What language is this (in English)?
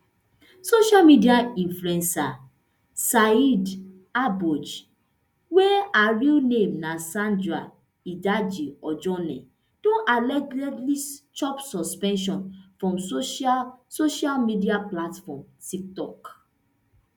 Nigerian Pidgin